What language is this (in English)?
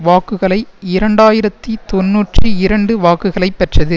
Tamil